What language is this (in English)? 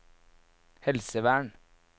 Norwegian